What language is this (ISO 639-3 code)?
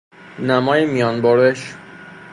fas